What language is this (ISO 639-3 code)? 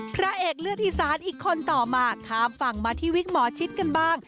tha